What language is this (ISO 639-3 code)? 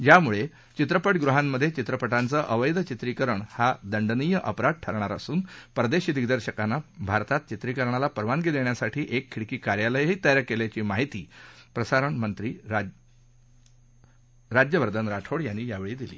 mar